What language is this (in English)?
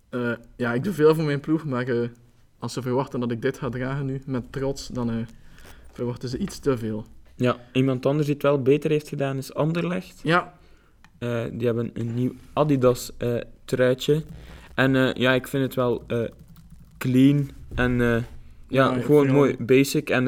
Dutch